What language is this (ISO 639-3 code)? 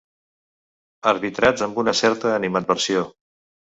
cat